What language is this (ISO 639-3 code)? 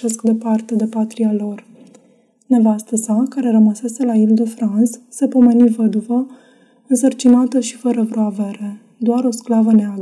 ron